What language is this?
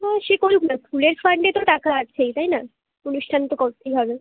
Bangla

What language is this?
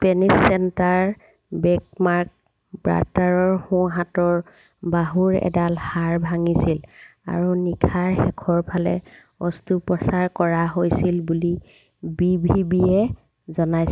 Assamese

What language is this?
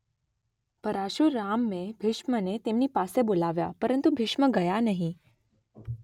Gujarati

